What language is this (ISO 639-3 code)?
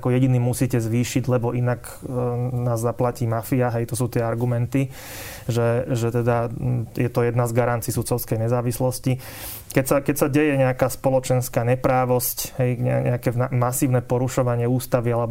slk